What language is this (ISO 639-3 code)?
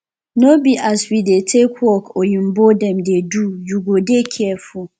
pcm